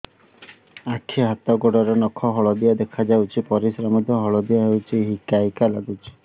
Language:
Odia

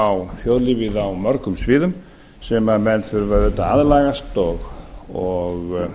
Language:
Icelandic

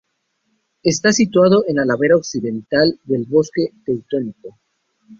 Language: Spanish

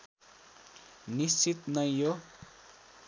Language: Nepali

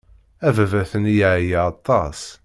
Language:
Kabyle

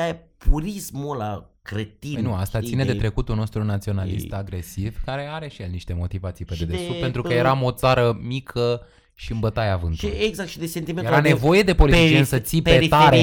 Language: Romanian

